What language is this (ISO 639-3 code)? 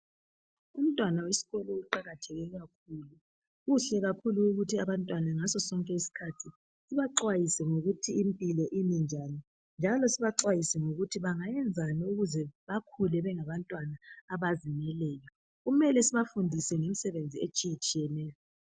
nde